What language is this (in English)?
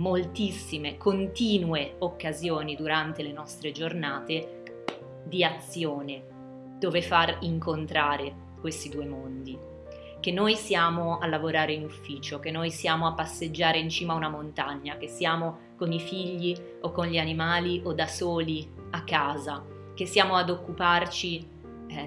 Italian